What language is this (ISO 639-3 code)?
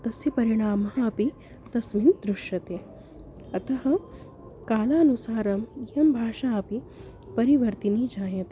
san